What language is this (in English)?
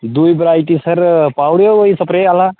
Dogri